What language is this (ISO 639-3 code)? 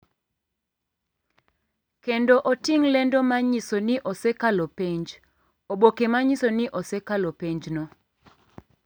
luo